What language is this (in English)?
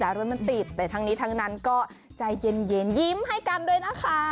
Thai